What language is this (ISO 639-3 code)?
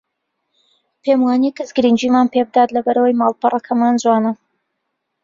ckb